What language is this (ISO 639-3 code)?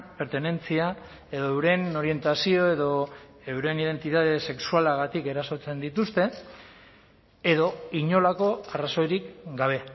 eus